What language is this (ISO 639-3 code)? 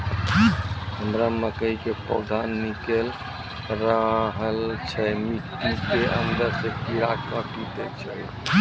mai